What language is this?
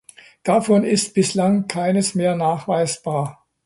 German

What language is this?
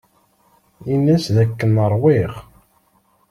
Kabyle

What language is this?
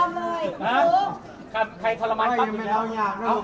Thai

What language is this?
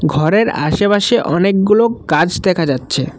Bangla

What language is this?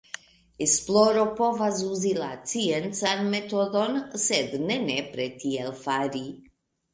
Esperanto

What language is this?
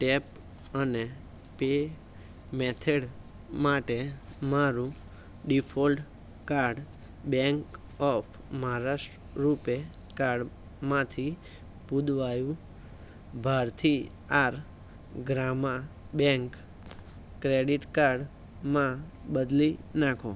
Gujarati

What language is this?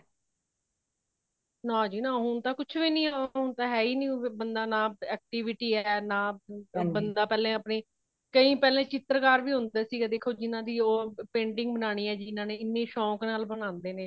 Punjabi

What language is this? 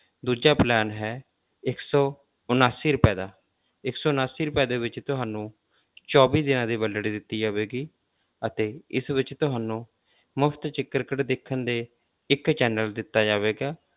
Punjabi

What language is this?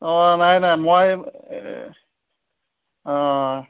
Assamese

